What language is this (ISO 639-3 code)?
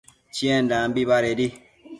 mcf